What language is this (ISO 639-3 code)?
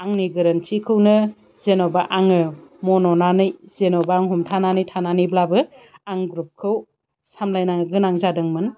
brx